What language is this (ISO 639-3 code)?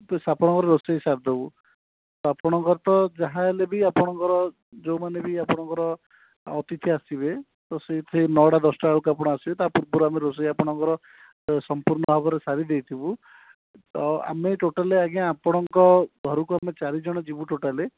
ori